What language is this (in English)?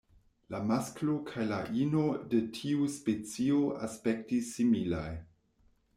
Esperanto